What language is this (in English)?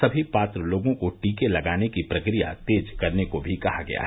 Hindi